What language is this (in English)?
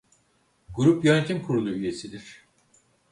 Turkish